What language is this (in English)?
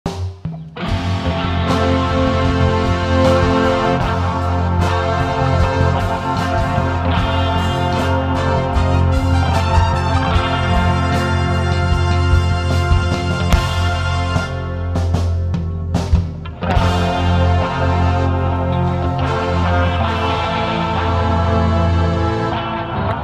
Indonesian